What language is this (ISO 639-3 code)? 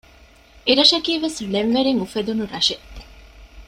div